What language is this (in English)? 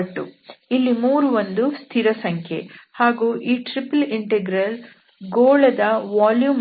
Kannada